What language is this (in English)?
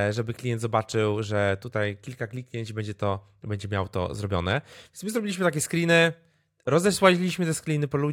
Polish